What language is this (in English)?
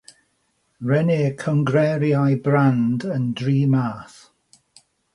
Welsh